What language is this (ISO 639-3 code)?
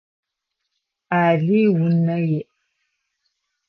ady